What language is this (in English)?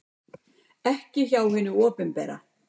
Icelandic